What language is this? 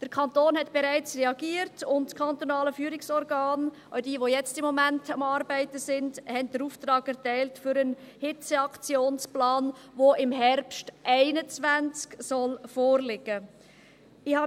Swiss German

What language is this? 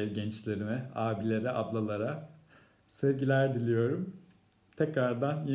Turkish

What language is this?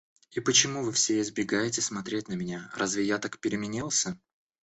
Russian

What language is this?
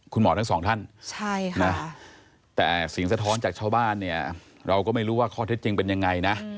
Thai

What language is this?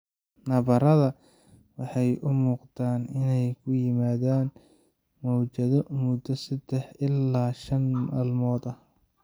Somali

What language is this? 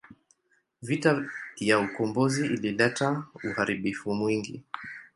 Swahili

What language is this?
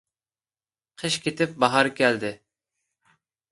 Uyghur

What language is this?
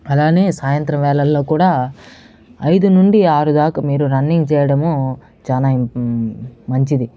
Telugu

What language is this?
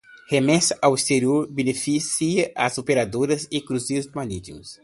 Portuguese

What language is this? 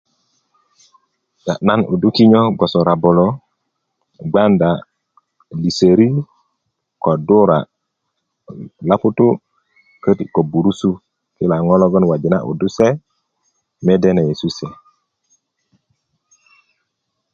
Kuku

